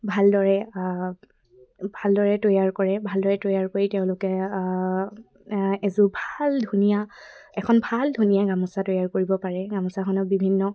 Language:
Assamese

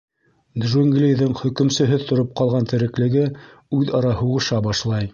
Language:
Bashkir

